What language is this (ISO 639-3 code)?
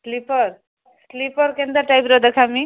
ori